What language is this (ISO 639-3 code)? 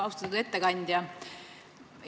est